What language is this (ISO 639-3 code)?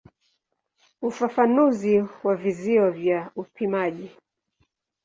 swa